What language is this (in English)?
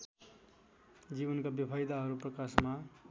Nepali